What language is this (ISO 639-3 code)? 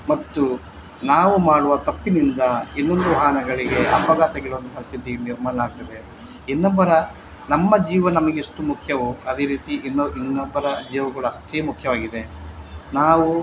kan